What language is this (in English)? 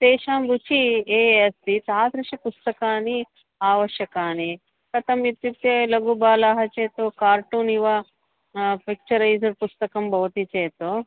Sanskrit